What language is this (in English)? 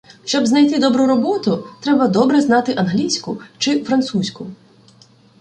Ukrainian